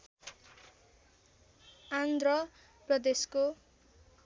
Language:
Nepali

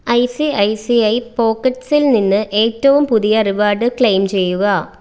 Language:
Malayalam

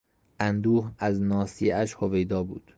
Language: Persian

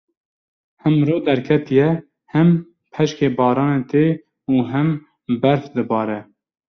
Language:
Kurdish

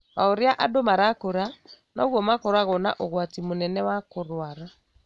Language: Kikuyu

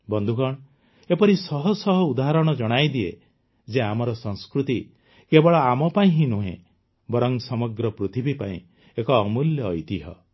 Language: Odia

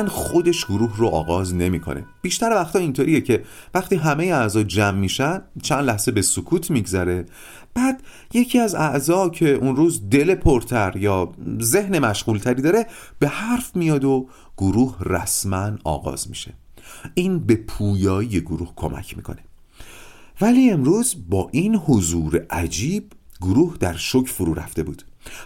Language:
Persian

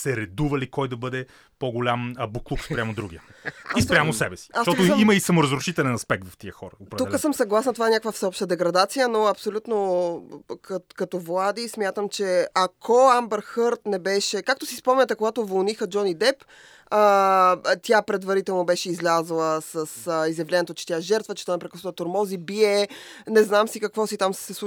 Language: Bulgarian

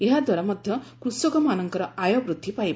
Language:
Odia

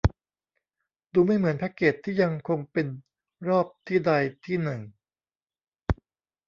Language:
Thai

